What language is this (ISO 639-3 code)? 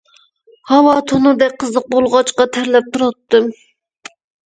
uig